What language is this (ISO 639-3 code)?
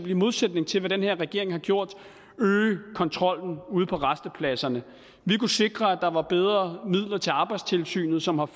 dan